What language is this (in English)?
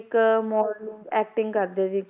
Punjabi